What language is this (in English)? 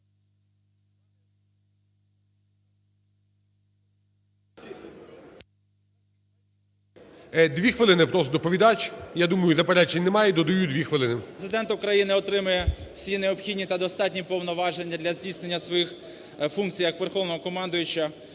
Ukrainian